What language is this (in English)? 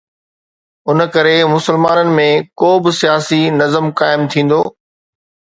Sindhi